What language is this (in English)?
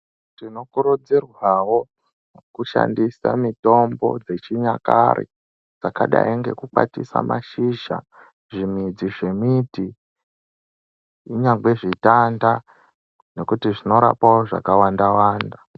Ndau